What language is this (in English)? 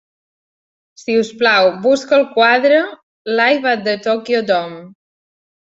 Catalan